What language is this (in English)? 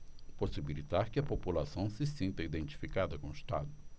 Portuguese